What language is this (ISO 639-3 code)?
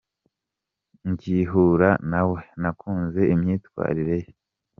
kin